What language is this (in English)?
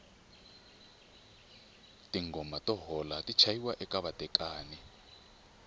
Tsonga